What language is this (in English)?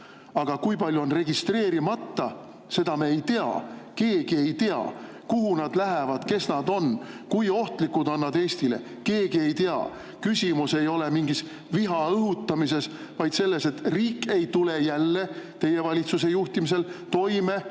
Estonian